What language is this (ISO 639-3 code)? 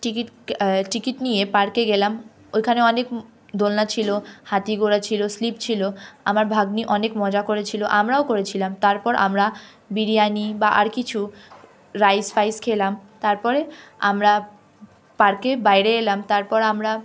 ben